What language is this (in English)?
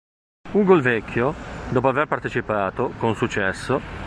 Italian